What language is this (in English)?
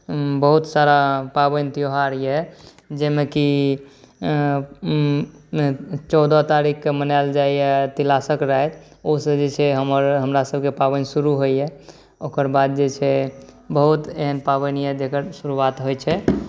Maithili